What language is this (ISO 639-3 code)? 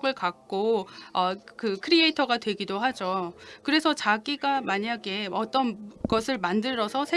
kor